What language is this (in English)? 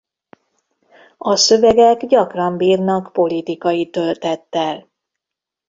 Hungarian